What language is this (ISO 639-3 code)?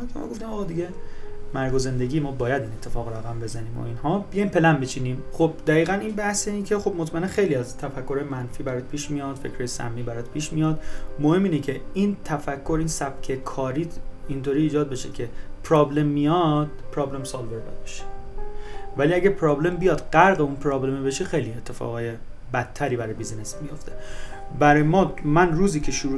fas